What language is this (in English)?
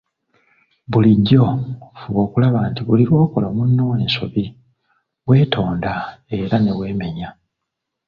Ganda